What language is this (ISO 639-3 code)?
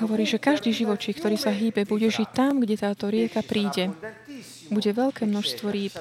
slk